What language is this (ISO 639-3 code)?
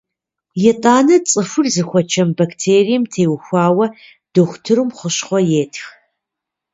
kbd